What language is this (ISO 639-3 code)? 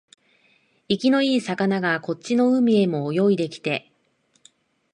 jpn